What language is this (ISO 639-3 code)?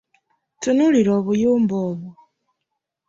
lug